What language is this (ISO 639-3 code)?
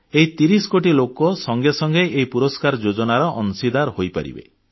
ori